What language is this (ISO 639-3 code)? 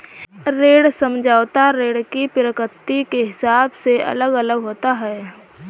hin